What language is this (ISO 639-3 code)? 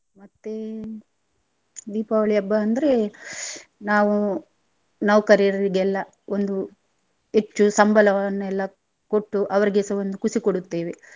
kan